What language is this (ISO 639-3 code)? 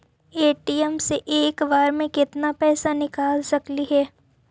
mag